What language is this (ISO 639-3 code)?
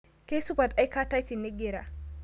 mas